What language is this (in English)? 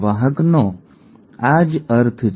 Gujarati